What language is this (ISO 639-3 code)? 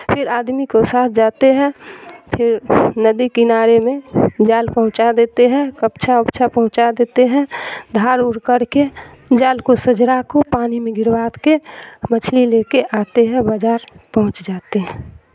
urd